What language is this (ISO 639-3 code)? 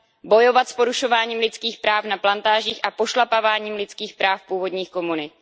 ces